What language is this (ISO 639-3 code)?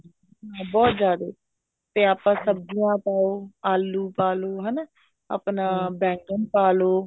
pan